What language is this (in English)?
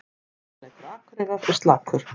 Icelandic